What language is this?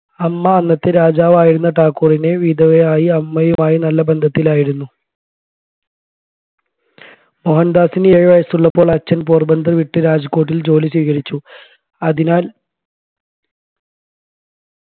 Malayalam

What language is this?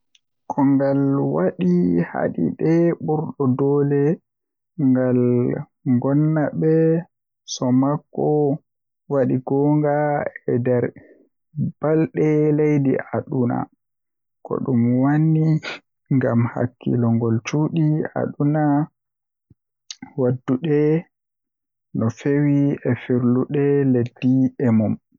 Western Niger Fulfulde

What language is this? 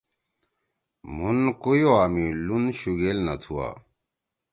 Torwali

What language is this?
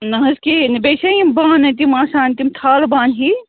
Kashmiri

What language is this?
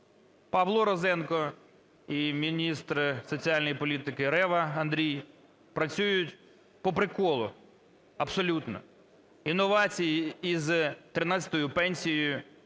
Ukrainian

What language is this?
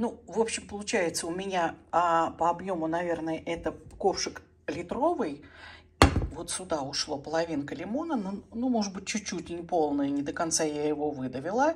Russian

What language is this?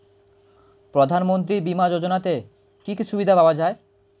Bangla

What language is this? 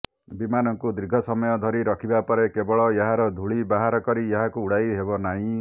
Odia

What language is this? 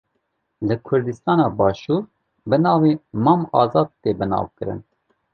Kurdish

